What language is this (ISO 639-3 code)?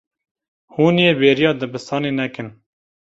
kur